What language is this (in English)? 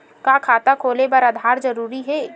Chhattisgarhi